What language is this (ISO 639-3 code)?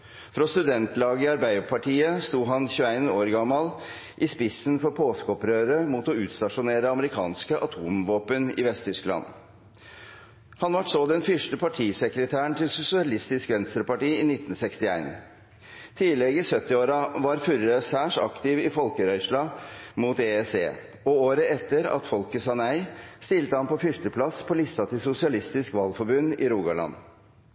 nno